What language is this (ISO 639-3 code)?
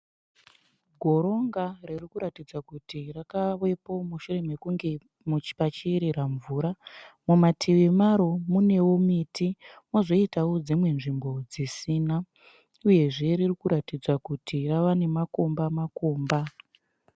sna